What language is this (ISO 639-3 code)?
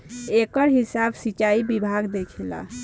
bho